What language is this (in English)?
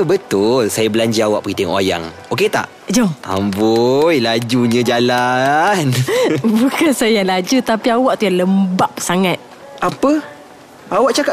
Malay